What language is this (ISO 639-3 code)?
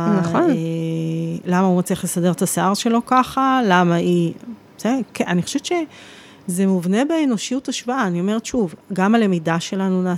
heb